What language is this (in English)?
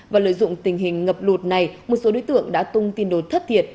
Vietnamese